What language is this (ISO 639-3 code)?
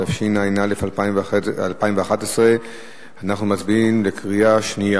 heb